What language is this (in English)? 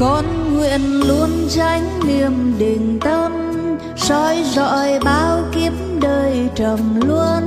Vietnamese